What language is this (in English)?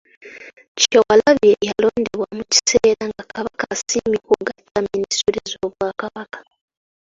Ganda